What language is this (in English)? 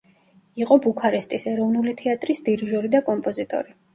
Georgian